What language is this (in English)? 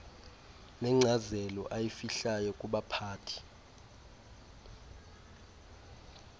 Xhosa